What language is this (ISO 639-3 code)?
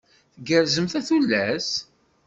kab